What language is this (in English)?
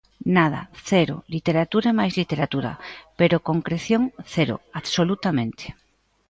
Galician